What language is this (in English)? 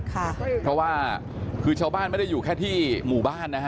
Thai